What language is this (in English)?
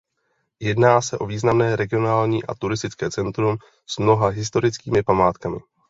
Czech